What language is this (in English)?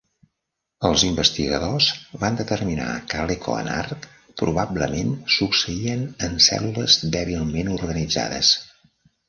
Catalan